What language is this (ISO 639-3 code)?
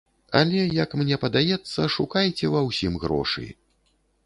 bel